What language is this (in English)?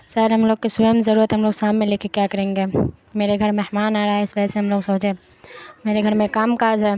Urdu